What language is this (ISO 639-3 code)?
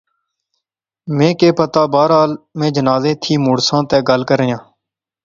phr